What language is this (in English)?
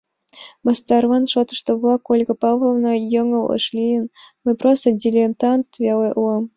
Mari